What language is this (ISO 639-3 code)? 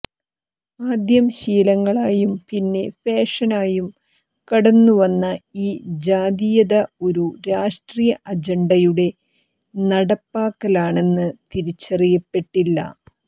mal